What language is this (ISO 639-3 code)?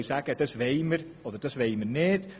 gsw